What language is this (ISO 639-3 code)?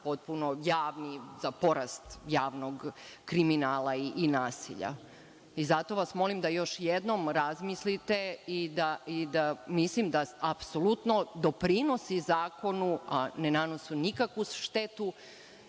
srp